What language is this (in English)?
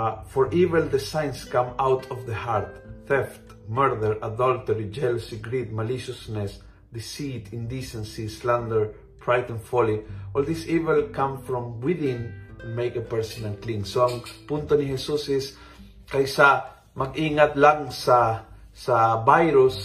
Filipino